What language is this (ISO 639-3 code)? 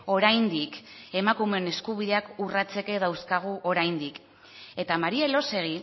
eus